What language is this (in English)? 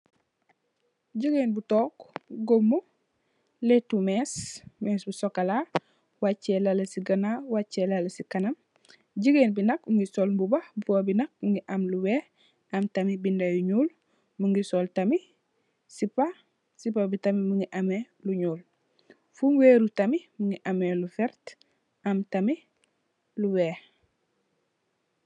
Wolof